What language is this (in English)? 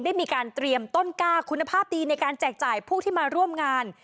Thai